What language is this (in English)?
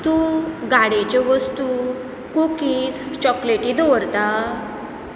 Konkani